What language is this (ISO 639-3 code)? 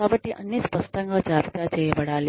tel